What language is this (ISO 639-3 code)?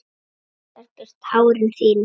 isl